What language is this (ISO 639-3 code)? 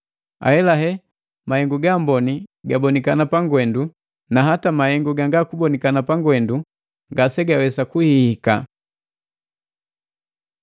mgv